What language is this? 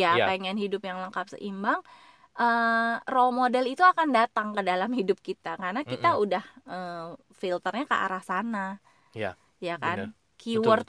Indonesian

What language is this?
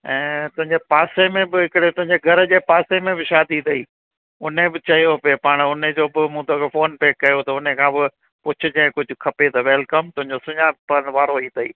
Sindhi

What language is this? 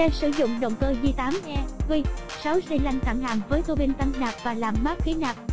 Vietnamese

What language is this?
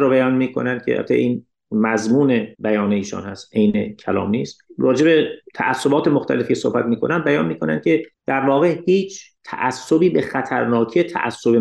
Persian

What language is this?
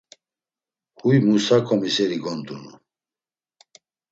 Laz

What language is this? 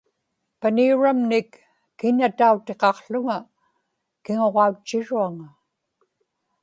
Inupiaq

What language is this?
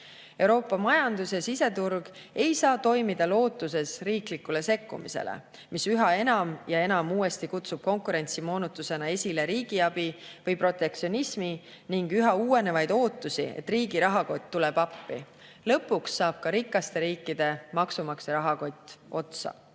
Estonian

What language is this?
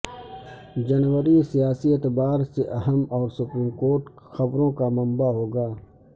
Urdu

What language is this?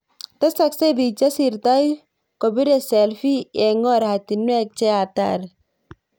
Kalenjin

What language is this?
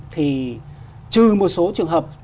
Vietnamese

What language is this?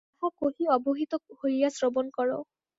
Bangla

